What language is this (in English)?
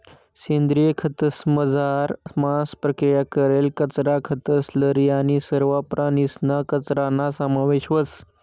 Marathi